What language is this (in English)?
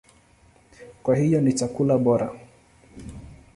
Swahili